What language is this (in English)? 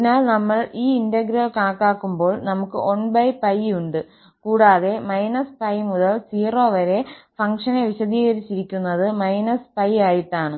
Malayalam